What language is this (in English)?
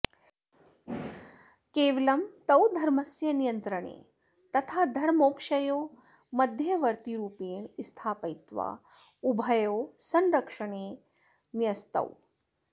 Sanskrit